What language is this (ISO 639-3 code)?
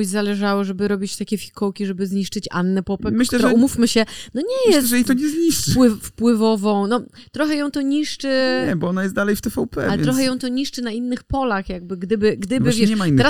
pol